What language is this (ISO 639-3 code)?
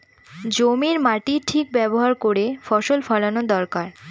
ben